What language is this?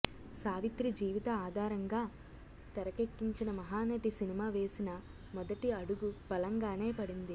Telugu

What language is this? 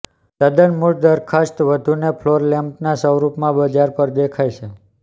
Gujarati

